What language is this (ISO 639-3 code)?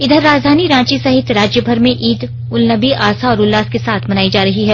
hin